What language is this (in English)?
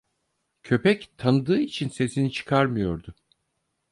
Turkish